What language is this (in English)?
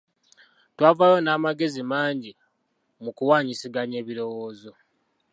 Ganda